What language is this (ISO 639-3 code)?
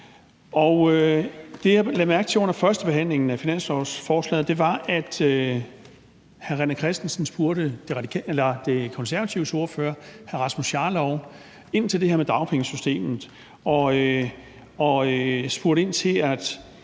dan